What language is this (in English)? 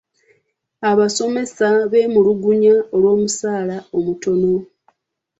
Ganda